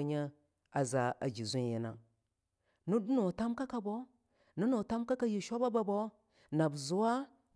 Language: Longuda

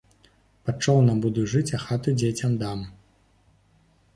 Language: Belarusian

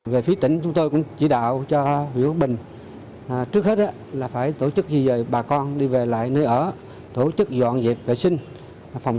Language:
Vietnamese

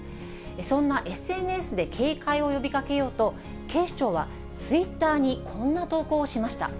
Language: Japanese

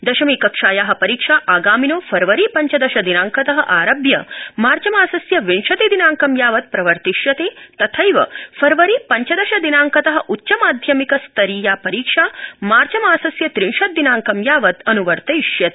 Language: Sanskrit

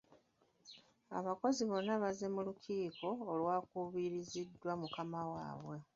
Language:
Ganda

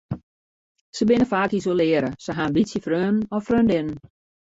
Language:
Western Frisian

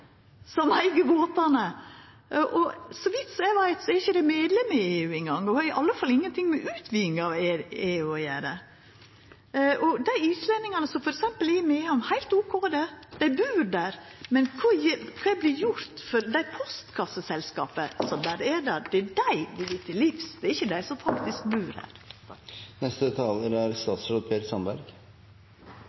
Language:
Norwegian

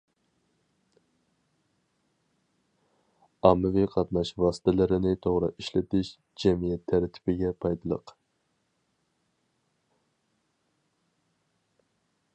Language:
Uyghur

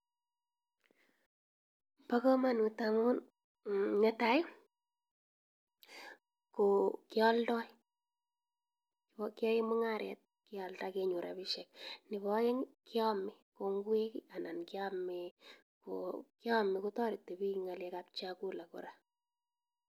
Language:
Kalenjin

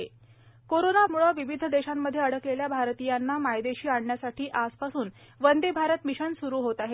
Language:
Marathi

